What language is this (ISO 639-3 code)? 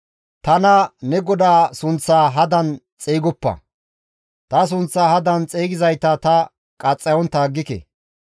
gmv